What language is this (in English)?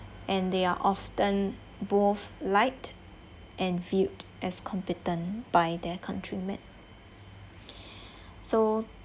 English